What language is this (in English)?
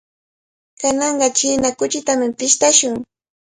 Cajatambo North Lima Quechua